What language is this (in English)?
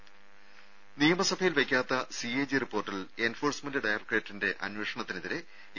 Malayalam